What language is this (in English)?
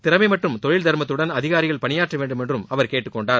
Tamil